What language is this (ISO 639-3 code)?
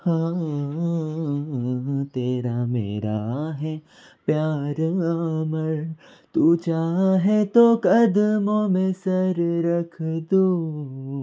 mar